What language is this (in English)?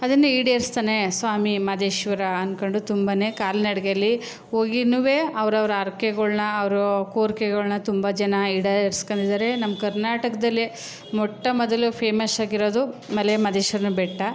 Kannada